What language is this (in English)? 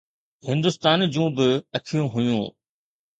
Sindhi